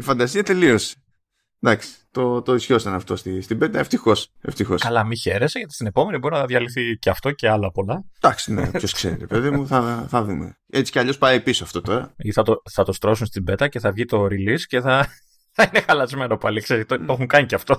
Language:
Greek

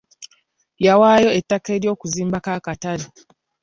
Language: Ganda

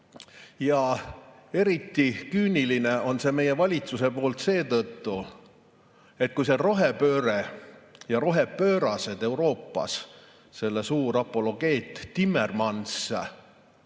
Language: Estonian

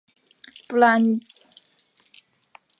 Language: Chinese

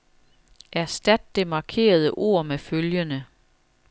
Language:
Danish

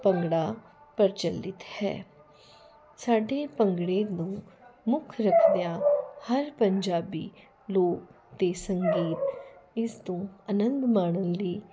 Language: Punjabi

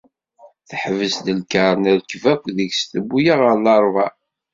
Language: Kabyle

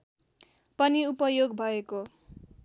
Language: Nepali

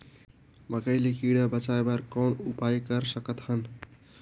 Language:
Chhattisgarhi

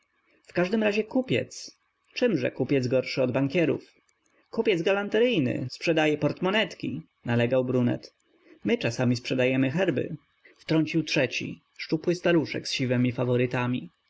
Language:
Polish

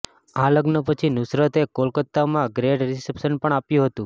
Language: Gujarati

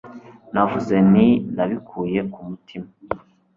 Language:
Kinyarwanda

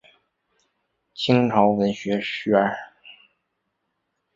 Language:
Chinese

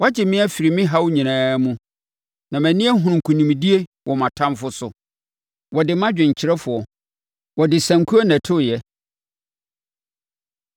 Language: Akan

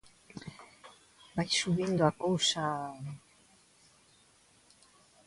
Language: Galician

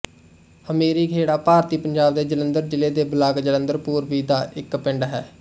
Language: Punjabi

